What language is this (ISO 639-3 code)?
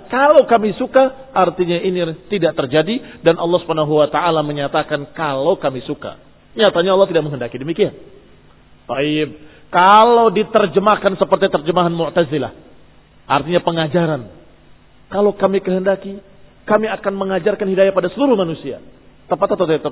ind